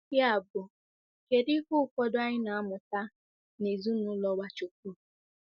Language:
Igbo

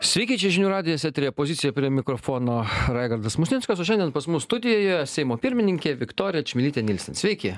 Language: Lithuanian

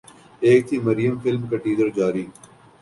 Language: Urdu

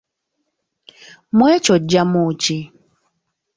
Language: Ganda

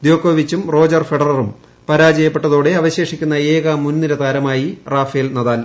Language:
Malayalam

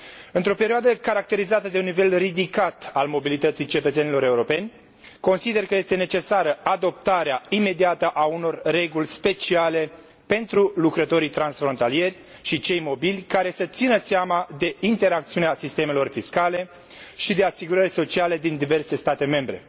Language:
Romanian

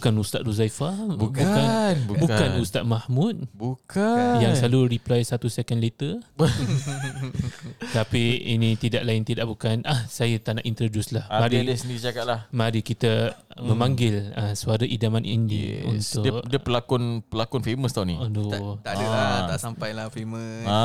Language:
Malay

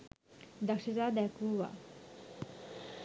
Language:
Sinhala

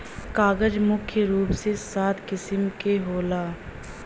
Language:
Bhojpuri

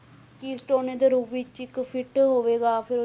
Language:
Punjabi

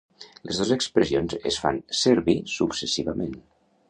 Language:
Catalan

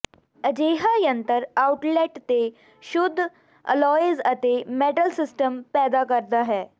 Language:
Punjabi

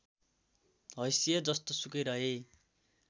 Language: Nepali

